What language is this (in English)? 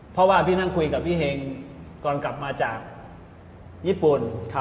Thai